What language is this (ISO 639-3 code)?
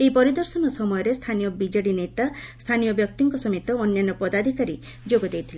ori